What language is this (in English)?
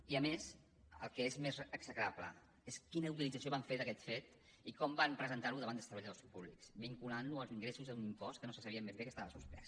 Catalan